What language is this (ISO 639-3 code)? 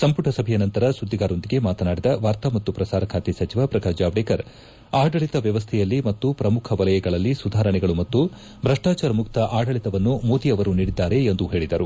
kan